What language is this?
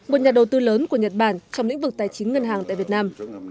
Vietnamese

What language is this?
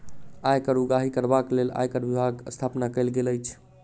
Maithili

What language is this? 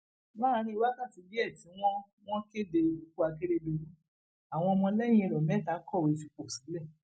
Yoruba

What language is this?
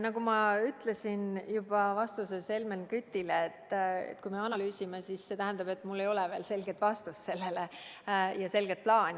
Estonian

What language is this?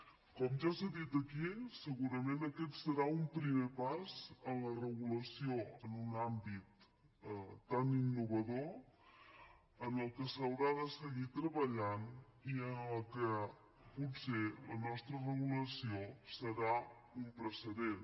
Catalan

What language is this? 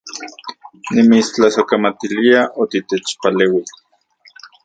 Central Puebla Nahuatl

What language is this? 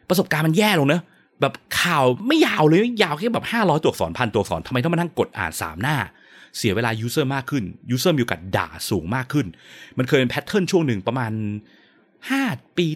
Thai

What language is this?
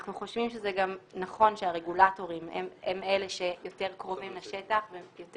Hebrew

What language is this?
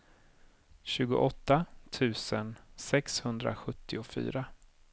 Swedish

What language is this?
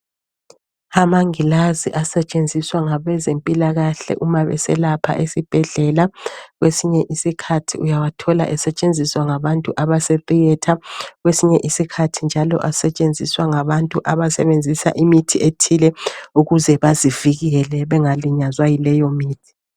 North Ndebele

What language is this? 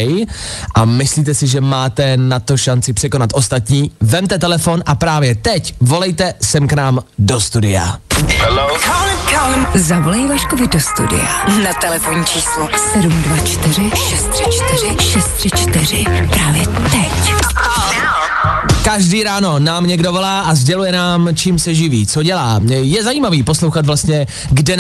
Czech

